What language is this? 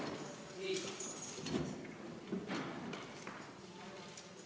Estonian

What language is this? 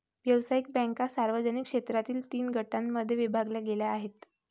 Marathi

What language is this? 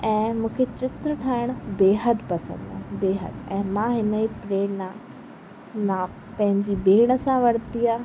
Sindhi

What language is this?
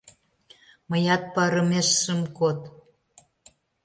Mari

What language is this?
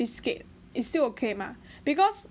English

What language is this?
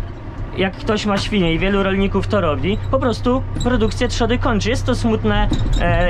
Polish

